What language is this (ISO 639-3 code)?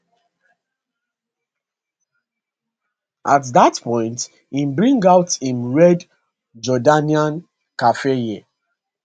pcm